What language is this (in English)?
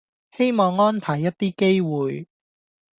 Cantonese